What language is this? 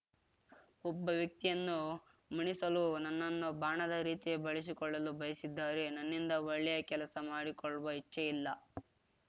Kannada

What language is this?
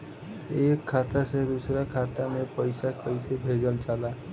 Bhojpuri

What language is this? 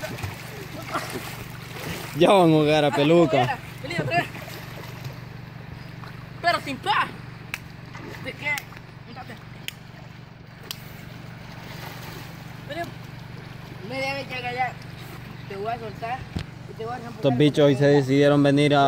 Spanish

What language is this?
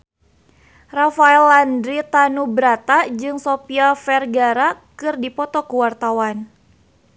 Sundanese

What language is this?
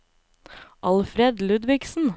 Norwegian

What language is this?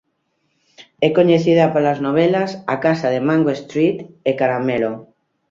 Galician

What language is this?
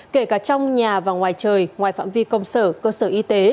Vietnamese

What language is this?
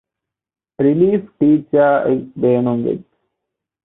Divehi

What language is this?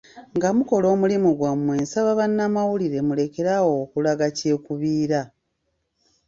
Ganda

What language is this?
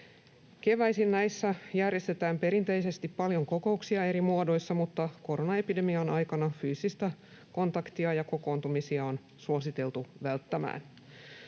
Finnish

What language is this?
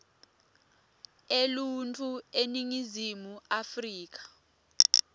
Swati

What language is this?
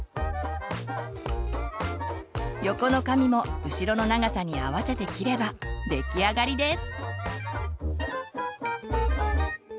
Japanese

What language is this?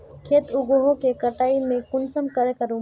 Magahi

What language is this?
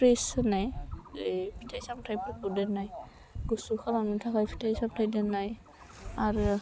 Bodo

